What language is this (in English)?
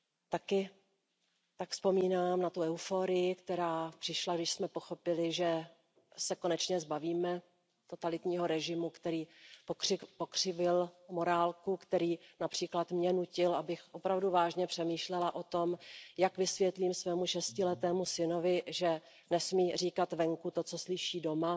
Czech